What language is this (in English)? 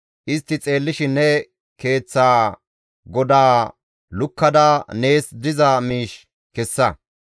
Gamo